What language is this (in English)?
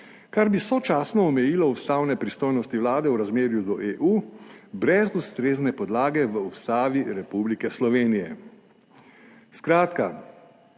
Slovenian